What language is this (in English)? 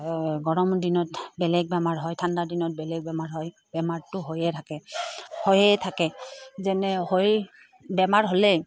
Assamese